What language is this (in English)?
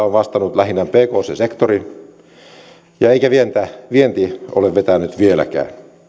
Finnish